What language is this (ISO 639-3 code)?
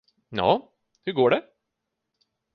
swe